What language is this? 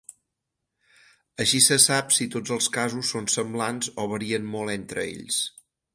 Catalan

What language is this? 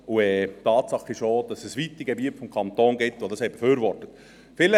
Swiss German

